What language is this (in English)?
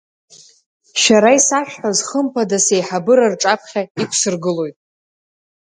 Abkhazian